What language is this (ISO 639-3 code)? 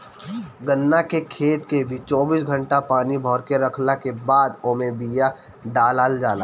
bho